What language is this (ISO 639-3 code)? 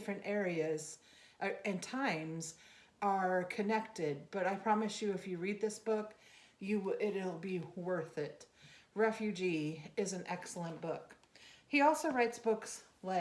eng